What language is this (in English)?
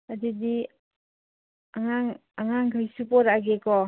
Manipuri